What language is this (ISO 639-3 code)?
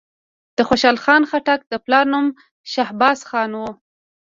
pus